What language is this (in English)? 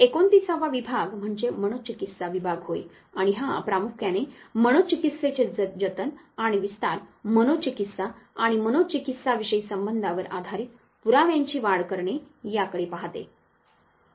Marathi